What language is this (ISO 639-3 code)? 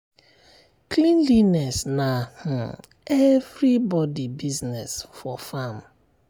pcm